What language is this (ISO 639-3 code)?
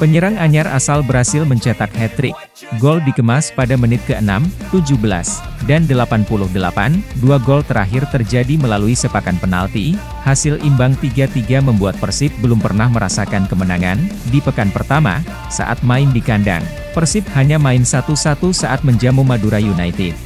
ind